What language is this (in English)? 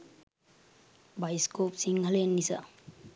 Sinhala